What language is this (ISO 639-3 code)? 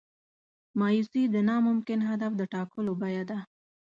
pus